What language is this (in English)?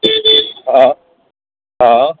Sindhi